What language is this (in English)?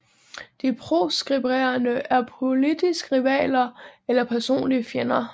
Danish